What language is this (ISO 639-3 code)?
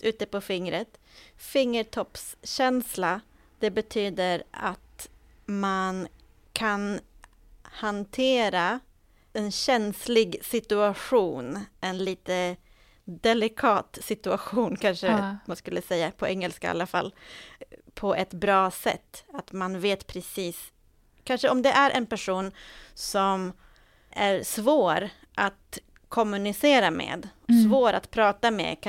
swe